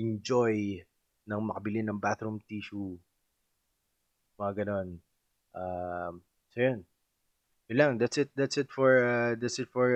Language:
Filipino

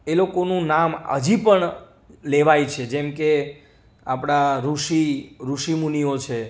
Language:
Gujarati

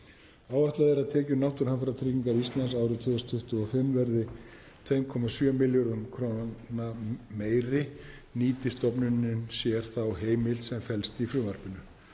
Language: Icelandic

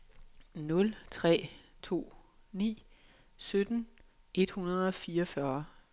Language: Danish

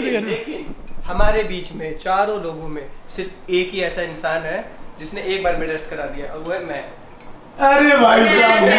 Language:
Hindi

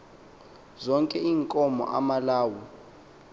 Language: Xhosa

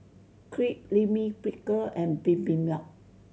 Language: English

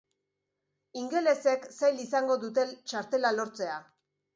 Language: Basque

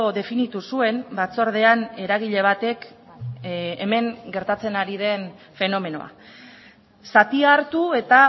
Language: Basque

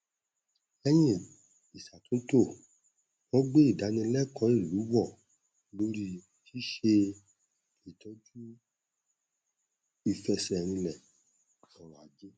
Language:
Yoruba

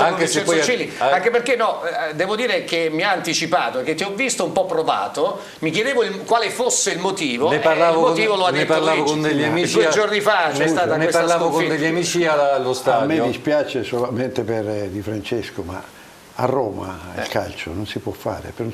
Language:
Italian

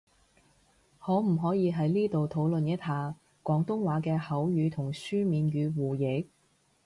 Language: Cantonese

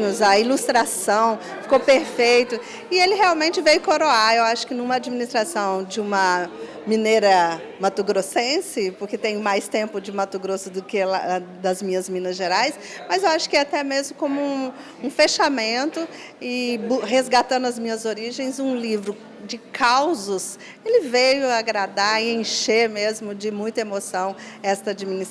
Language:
Portuguese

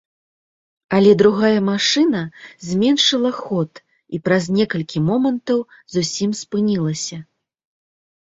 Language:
Belarusian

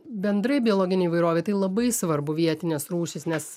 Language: Lithuanian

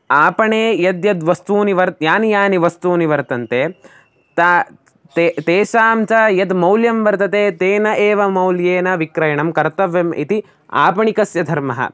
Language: Sanskrit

